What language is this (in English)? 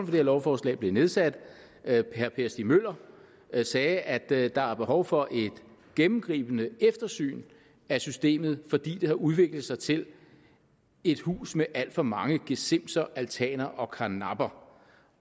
Danish